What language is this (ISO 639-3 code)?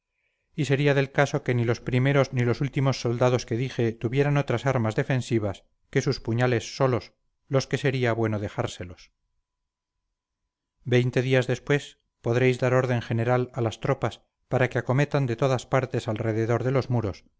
spa